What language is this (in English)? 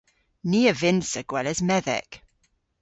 Cornish